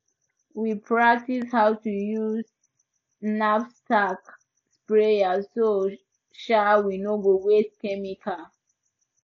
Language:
Nigerian Pidgin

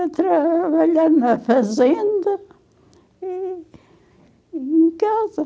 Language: Portuguese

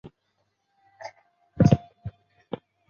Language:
Chinese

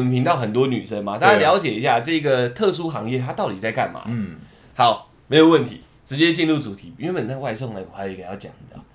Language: Chinese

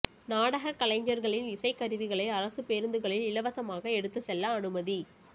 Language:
Tamil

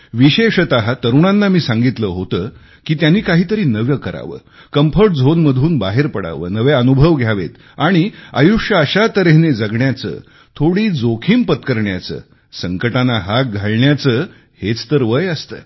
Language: Marathi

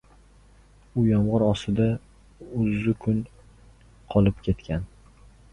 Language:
Uzbek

